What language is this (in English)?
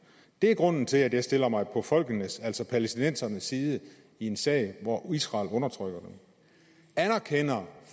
Danish